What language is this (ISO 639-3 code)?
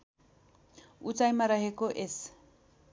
nep